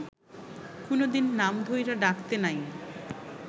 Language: Bangla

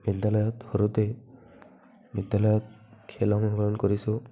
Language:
Assamese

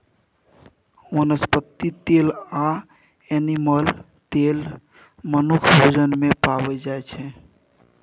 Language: Maithili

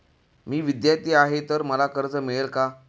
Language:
Marathi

